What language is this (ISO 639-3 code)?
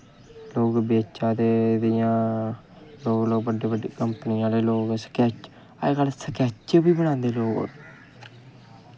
doi